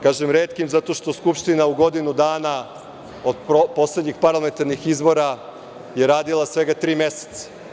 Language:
Serbian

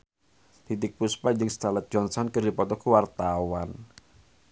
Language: Sundanese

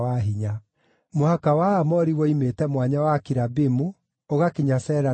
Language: Kikuyu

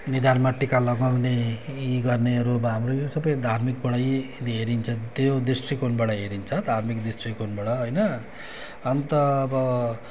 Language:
Nepali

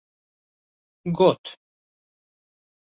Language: Kurdish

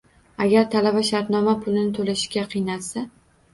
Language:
Uzbek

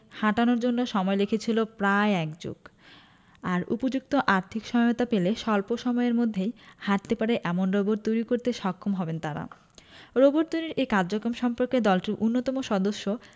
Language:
Bangla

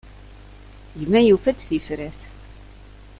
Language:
Kabyle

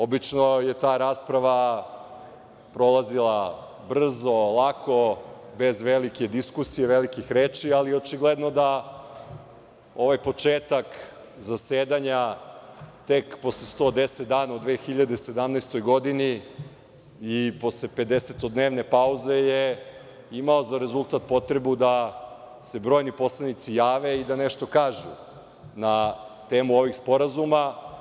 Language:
Serbian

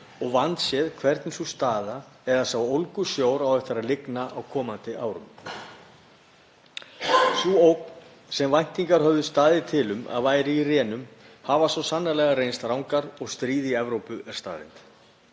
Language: Icelandic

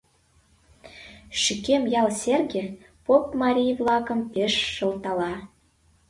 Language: Mari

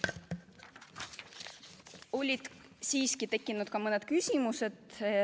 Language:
Estonian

